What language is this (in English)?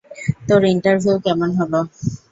Bangla